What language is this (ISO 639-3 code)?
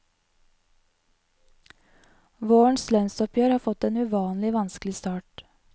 nor